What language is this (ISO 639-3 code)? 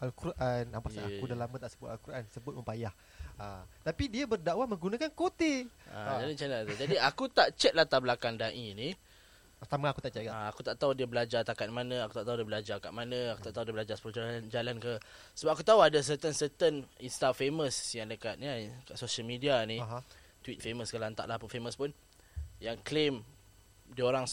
msa